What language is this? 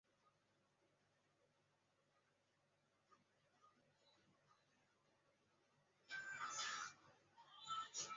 Chinese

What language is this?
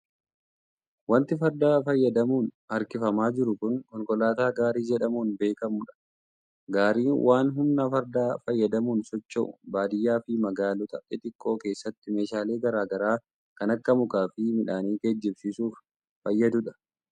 Oromo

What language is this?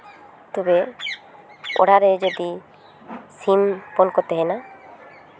Santali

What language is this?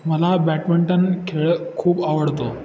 Marathi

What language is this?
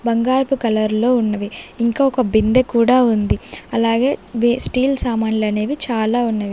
Telugu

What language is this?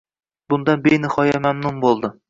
Uzbek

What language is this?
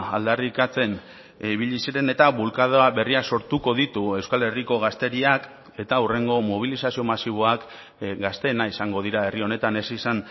Basque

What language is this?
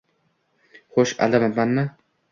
Uzbek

